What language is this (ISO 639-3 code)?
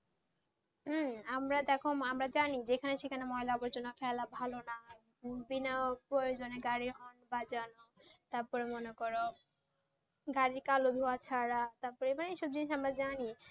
ben